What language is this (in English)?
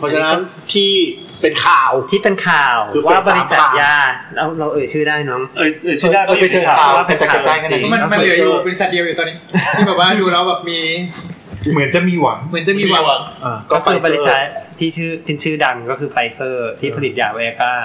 Thai